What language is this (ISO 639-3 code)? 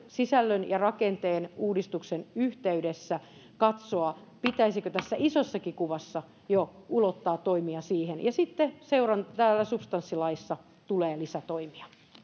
fin